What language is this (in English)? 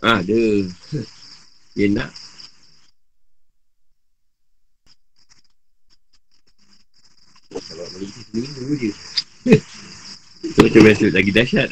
Malay